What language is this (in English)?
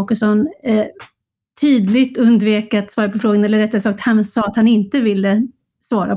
Swedish